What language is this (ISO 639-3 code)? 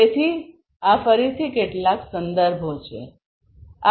guj